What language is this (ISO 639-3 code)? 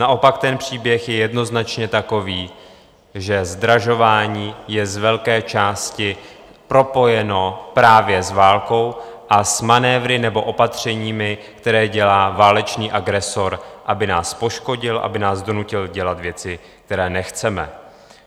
ces